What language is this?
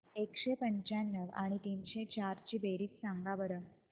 Marathi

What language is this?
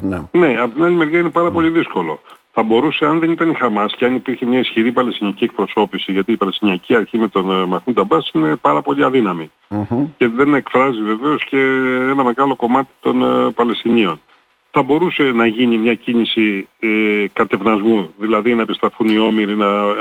Greek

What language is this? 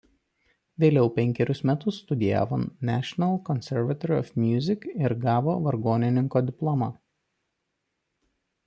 Lithuanian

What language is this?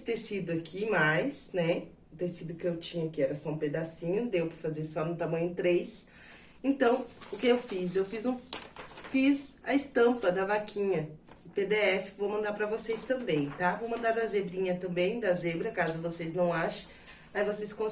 Portuguese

